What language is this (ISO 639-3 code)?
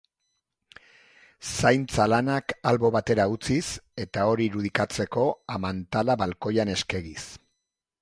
eus